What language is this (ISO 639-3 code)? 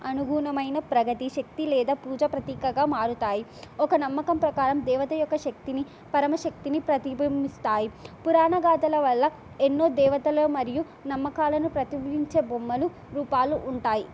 tel